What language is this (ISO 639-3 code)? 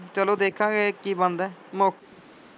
pan